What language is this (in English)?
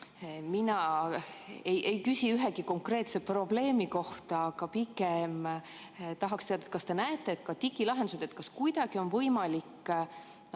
Estonian